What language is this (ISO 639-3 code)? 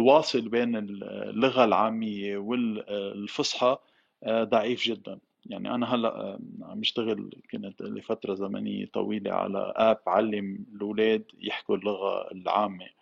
ara